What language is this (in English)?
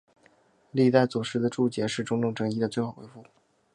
Chinese